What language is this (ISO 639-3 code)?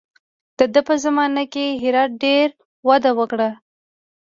pus